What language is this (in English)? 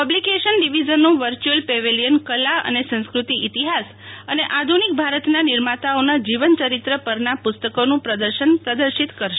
Gujarati